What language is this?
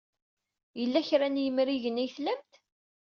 Kabyle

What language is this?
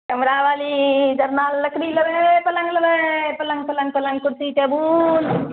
Maithili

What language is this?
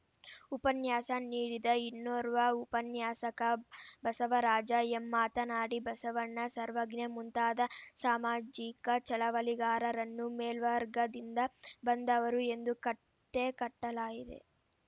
Kannada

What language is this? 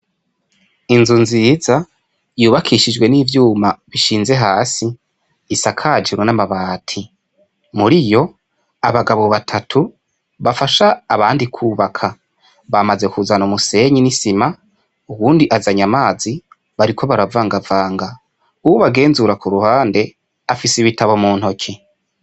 Rundi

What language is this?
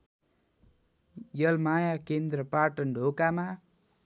Nepali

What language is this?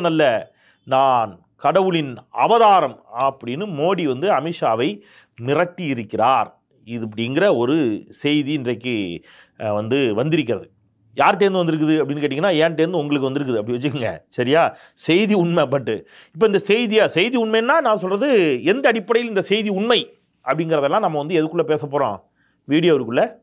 Tamil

